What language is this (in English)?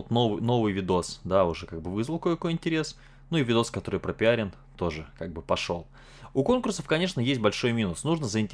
Russian